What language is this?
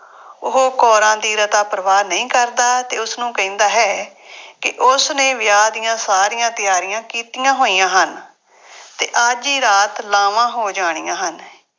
Punjabi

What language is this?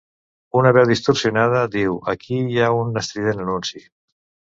Catalan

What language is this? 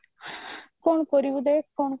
Odia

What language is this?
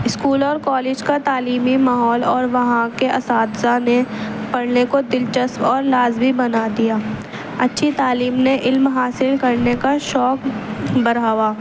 Urdu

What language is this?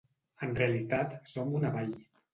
Catalan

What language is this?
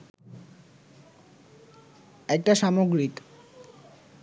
Bangla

